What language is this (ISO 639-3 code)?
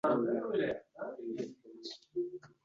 uzb